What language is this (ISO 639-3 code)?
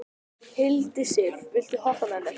isl